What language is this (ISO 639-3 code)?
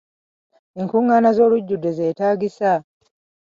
lug